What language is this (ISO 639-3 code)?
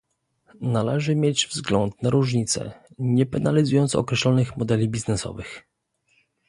pol